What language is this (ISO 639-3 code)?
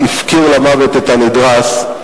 heb